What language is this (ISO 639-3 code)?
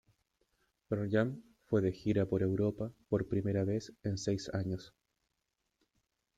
spa